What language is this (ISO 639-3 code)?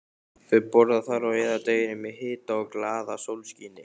isl